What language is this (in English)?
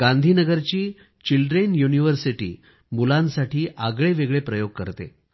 Marathi